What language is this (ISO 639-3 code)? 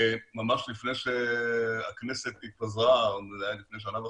heb